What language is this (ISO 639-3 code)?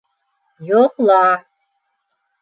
bak